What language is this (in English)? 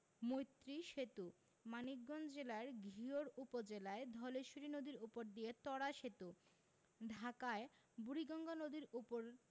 Bangla